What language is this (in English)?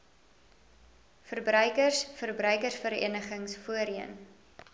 Afrikaans